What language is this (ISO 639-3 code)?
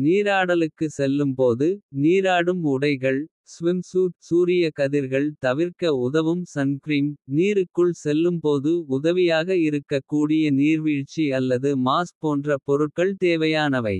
kfe